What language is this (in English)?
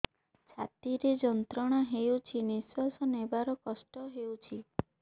Odia